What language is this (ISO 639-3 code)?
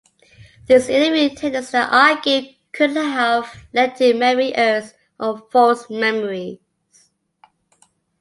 eng